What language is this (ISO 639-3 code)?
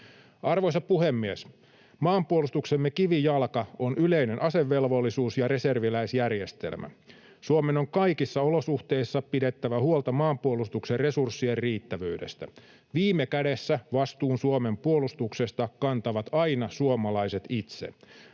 fin